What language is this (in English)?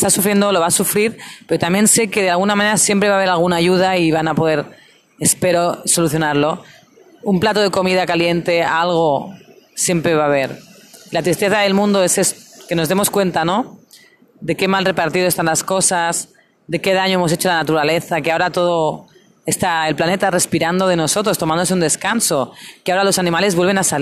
Spanish